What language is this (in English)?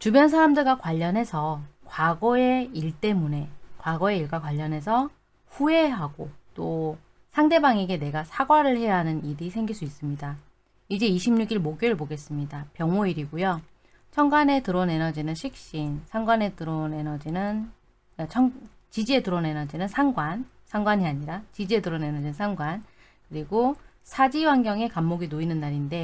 Korean